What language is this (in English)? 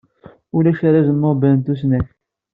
Kabyle